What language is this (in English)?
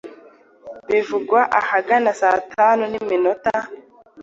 Kinyarwanda